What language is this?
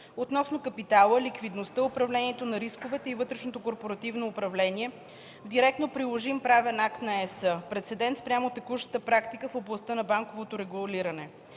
Bulgarian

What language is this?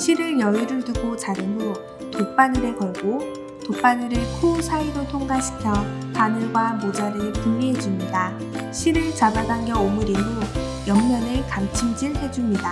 Korean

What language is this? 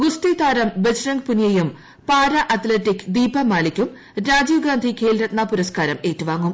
Malayalam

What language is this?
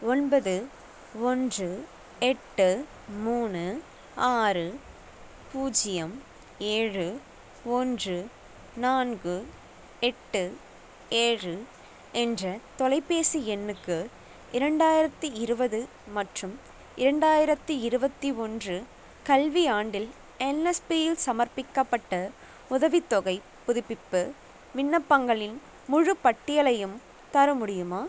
Tamil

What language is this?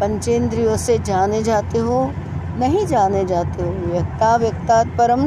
Hindi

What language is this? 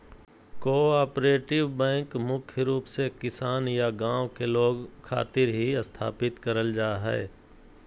Magahi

